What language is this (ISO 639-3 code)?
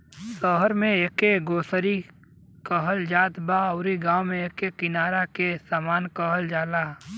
bho